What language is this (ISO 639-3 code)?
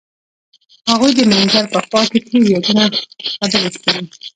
pus